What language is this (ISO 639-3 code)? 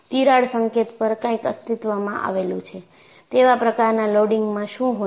guj